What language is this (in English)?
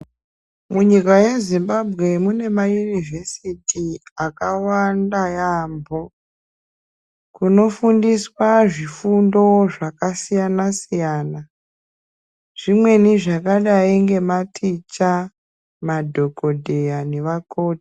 Ndau